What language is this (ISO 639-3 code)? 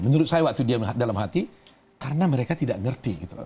ind